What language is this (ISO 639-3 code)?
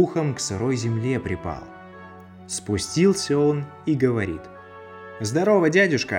rus